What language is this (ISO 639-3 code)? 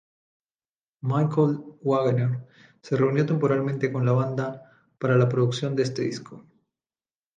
spa